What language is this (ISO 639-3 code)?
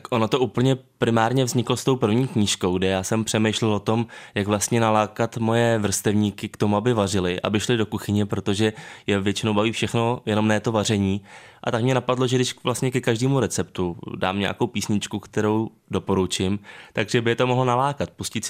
ces